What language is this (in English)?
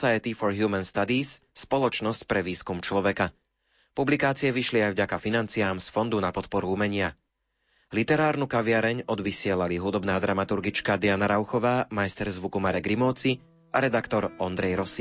Slovak